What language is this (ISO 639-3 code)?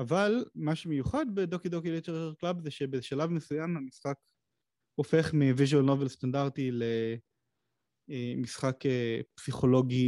heb